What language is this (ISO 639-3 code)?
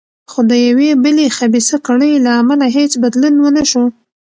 pus